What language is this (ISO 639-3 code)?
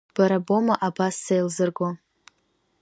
abk